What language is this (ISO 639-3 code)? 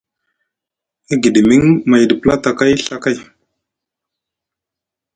mug